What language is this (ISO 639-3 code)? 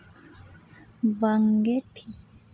sat